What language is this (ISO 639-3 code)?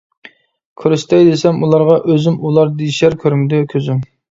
uig